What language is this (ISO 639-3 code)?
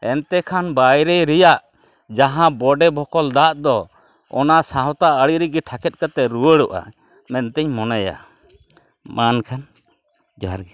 sat